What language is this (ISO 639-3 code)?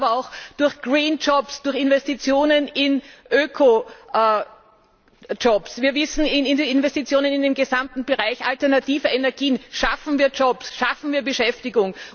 deu